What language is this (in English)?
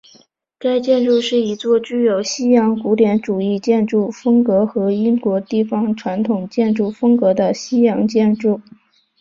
Chinese